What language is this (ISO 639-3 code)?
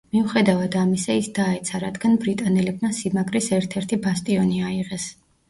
kat